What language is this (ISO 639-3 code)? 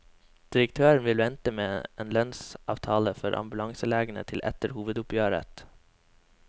nor